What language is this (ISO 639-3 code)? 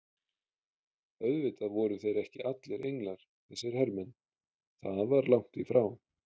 isl